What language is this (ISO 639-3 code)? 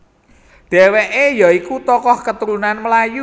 jav